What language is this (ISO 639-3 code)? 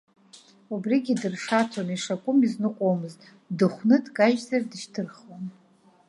abk